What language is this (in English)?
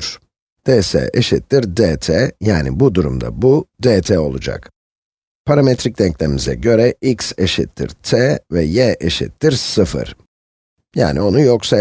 Turkish